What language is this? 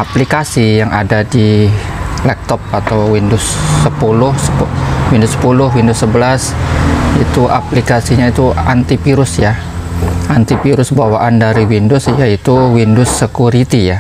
Indonesian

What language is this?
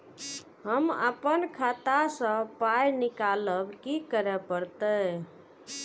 Maithili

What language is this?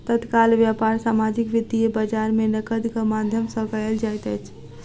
Maithili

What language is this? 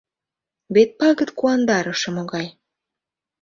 Mari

